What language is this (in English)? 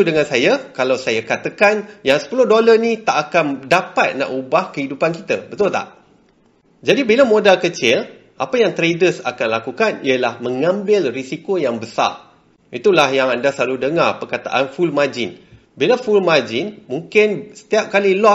Malay